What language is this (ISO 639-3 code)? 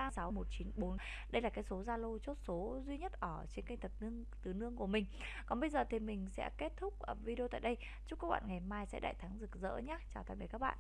vie